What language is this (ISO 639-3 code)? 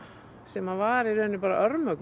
isl